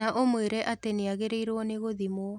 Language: Kikuyu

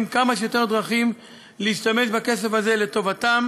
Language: Hebrew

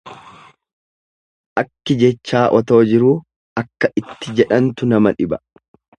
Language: Oromo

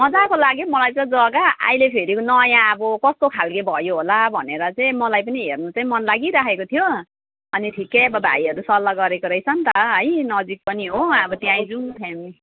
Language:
Nepali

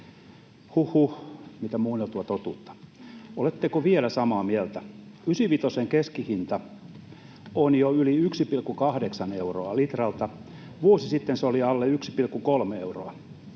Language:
Finnish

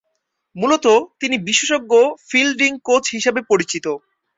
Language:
Bangla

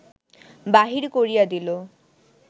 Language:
Bangla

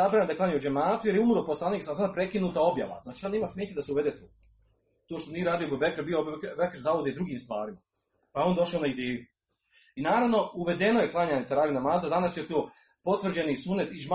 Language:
Croatian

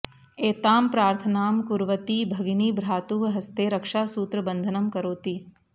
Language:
Sanskrit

